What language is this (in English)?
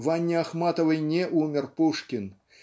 Russian